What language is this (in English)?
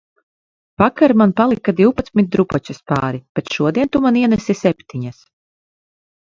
Latvian